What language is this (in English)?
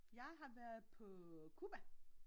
Danish